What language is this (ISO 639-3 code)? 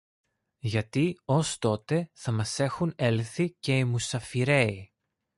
ell